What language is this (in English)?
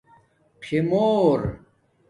Domaaki